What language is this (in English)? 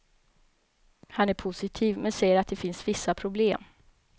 Swedish